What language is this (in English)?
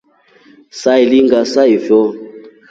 Rombo